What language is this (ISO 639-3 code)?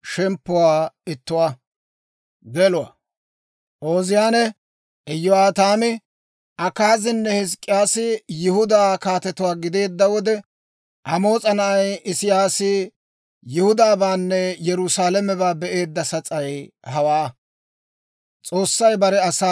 dwr